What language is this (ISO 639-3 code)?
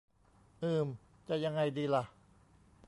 tha